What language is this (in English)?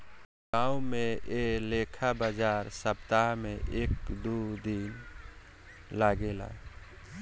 Bhojpuri